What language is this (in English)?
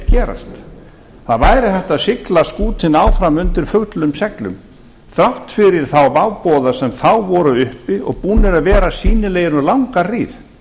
Icelandic